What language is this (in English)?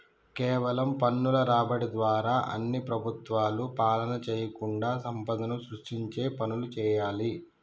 Telugu